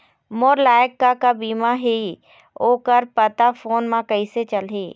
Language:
Chhattisgarhi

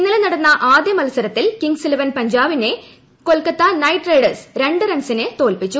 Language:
Malayalam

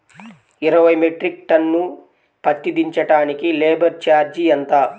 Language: Telugu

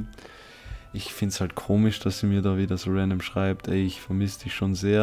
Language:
German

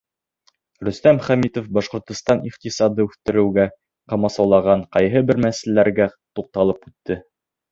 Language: Bashkir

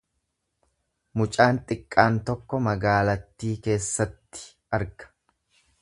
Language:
Oromo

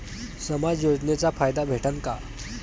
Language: Marathi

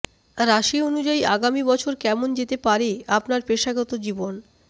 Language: Bangla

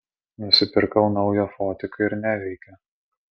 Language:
Lithuanian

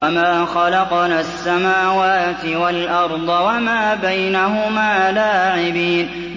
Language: Arabic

